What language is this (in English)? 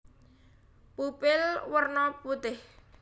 Javanese